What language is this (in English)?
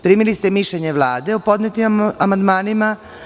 Serbian